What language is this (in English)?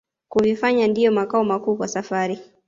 Swahili